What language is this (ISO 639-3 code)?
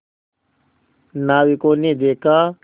hin